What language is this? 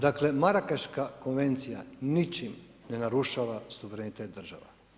Croatian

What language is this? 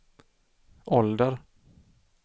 Swedish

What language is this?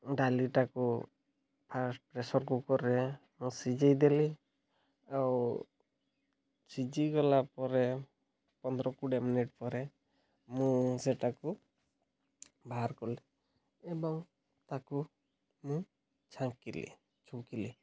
Odia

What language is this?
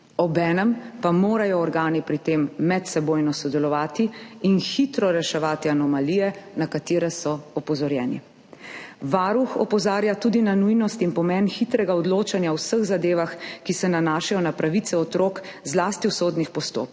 Slovenian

